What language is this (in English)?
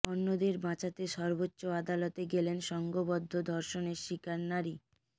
Bangla